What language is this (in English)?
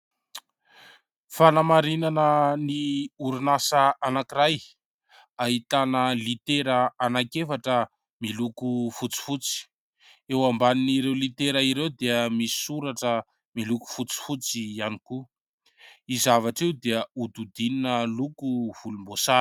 Malagasy